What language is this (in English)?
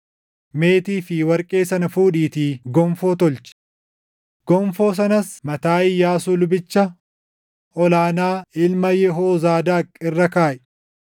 Oromo